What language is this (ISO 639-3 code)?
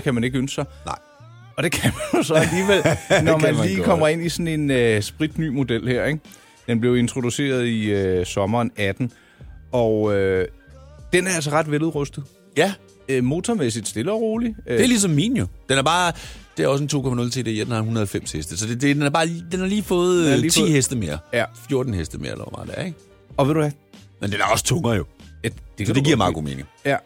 dan